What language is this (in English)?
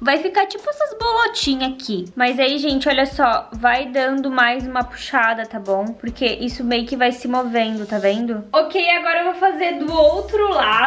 Portuguese